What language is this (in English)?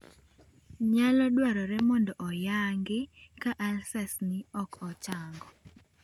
Luo (Kenya and Tanzania)